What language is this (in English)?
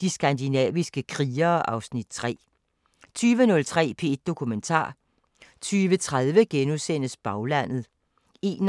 Danish